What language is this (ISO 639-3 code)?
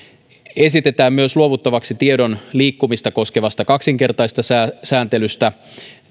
fin